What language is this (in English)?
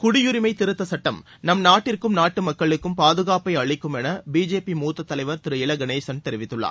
Tamil